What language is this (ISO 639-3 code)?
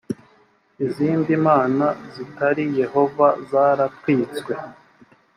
kin